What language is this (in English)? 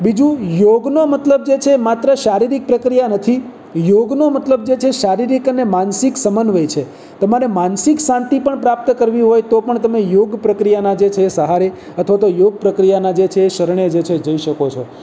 Gujarati